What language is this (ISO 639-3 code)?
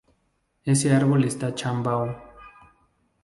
spa